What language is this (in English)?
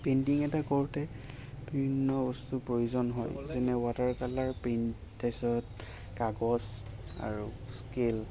Assamese